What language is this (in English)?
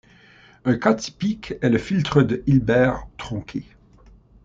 French